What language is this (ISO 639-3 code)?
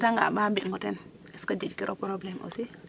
srr